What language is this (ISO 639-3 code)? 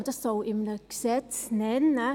gsw